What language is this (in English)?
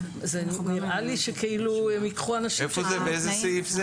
Hebrew